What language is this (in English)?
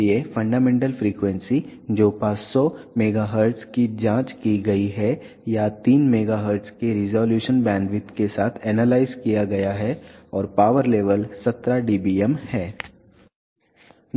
Hindi